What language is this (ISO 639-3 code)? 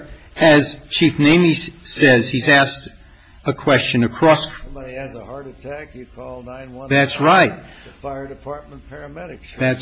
eng